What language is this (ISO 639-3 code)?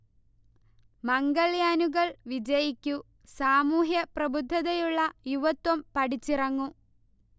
mal